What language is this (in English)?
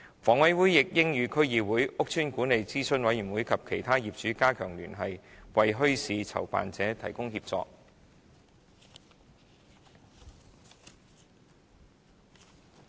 Cantonese